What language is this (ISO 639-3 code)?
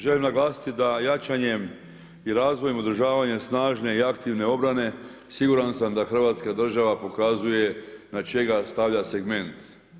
hrv